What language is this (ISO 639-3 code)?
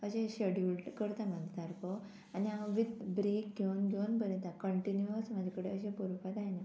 kok